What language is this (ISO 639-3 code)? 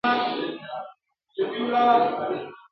pus